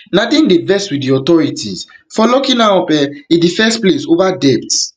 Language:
Nigerian Pidgin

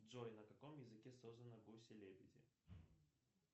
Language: Russian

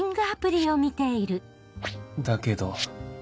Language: Japanese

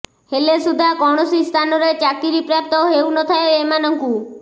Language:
Odia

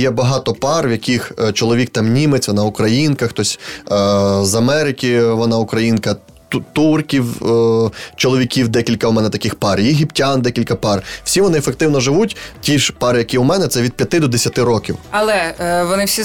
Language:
Ukrainian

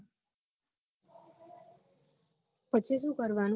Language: Gujarati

